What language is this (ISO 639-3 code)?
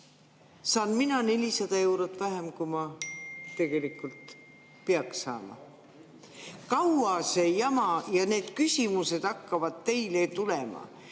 est